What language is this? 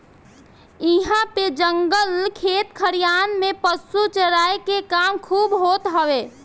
Bhojpuri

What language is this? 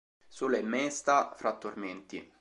Italian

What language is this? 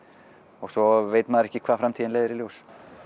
Icelandic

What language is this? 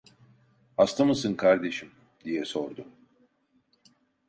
Turkish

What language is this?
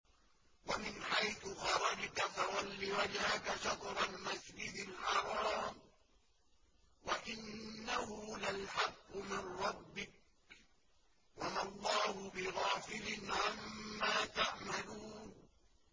Arabic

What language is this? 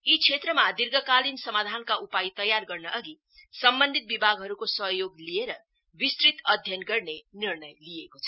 Nepali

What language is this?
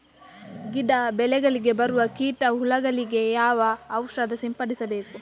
Kannada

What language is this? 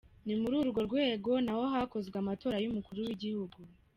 Kinyarwanda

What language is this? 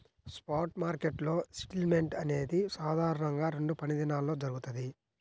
Telugu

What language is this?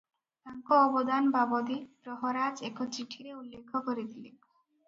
Odia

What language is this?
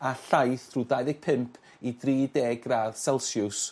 Welsh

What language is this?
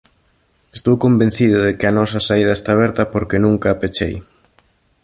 Galician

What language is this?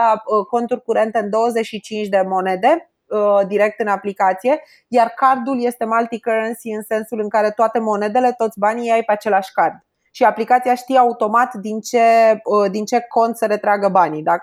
Romanian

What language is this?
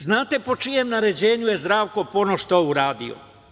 Serbian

